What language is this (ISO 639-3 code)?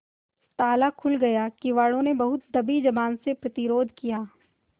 hin